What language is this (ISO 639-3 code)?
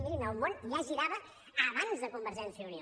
cat